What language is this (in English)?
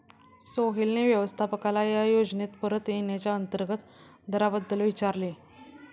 Marathi